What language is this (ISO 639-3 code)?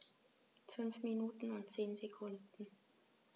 deu